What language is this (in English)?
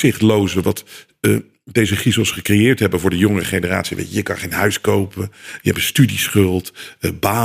Dutch